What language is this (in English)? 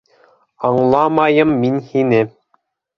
Bashkir